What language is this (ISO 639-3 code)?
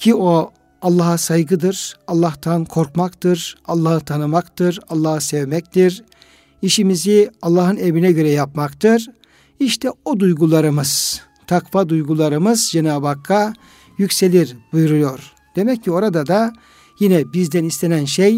tur